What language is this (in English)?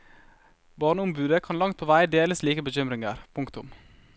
Norwegian